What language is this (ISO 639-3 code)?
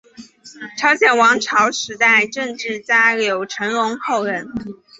zho